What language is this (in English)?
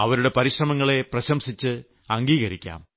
Malayalam